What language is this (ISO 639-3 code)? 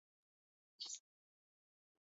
ast